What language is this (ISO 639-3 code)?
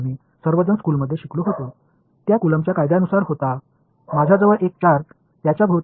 tam